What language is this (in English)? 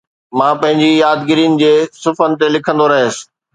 Sindhi